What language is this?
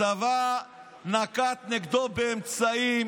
Hebrew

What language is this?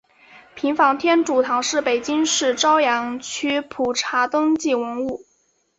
Chinese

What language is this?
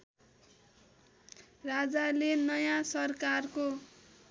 Nepali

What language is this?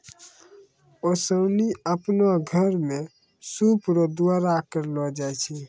Maithili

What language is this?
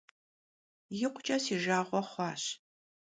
Kabardian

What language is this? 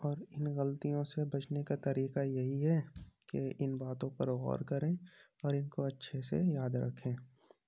Urdu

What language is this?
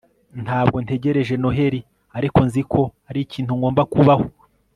Kinyarwanda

